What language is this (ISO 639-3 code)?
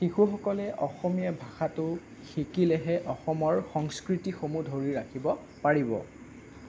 asm